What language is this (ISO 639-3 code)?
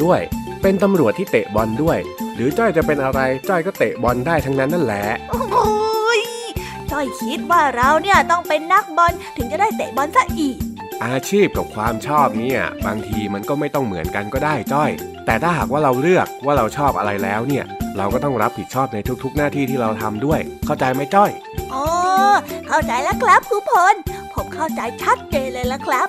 tha